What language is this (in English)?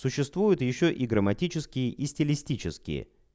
Russian